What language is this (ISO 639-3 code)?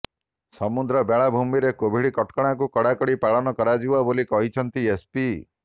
ori